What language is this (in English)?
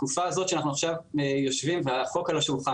Hebrew